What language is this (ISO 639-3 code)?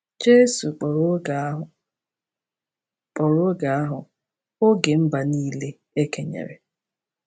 ibo